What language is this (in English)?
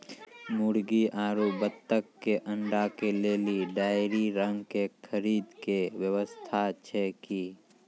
Maithili